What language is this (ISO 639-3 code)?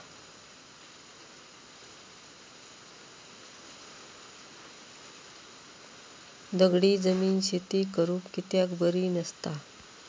mar